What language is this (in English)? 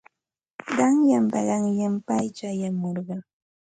Santa Ana de Tusi Pasco Quechua